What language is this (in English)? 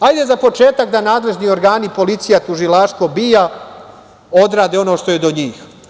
Serbian